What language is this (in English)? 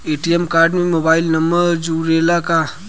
Bhojpuri